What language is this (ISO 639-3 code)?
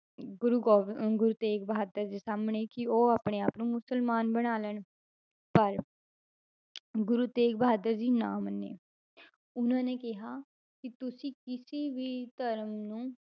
pan